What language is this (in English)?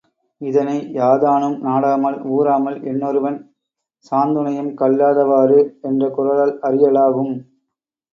Tamil